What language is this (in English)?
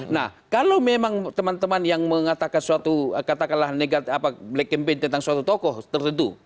Indonesian